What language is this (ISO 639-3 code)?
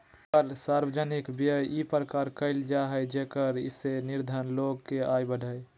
mag